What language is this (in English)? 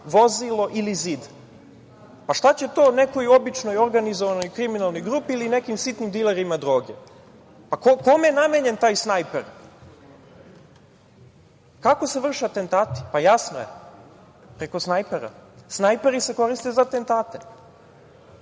Serbian